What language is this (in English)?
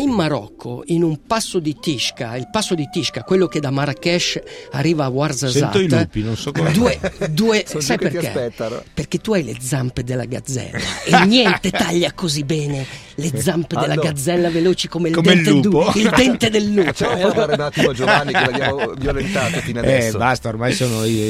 Italian